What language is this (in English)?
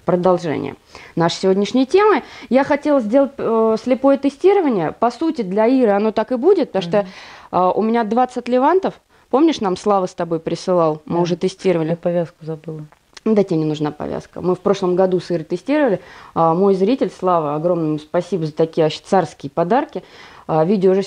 Russian